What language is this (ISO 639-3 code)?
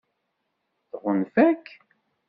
kab